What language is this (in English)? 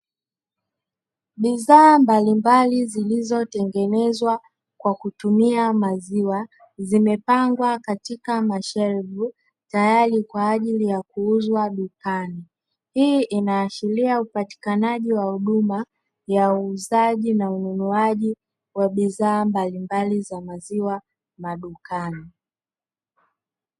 Swahili